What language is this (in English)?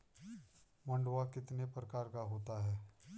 Hindi